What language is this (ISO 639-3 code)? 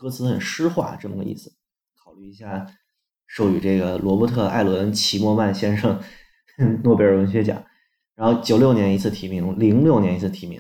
zho